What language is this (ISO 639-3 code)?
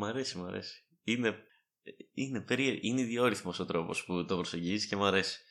ell